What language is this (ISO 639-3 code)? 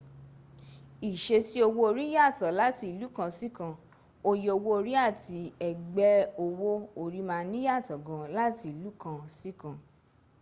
yor